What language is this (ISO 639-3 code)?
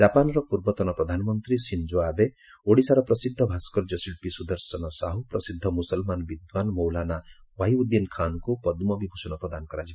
ori